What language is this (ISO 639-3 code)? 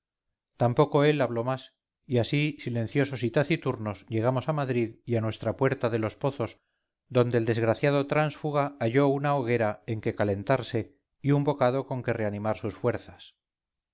spa